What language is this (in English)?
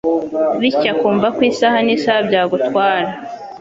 Kinyarwanda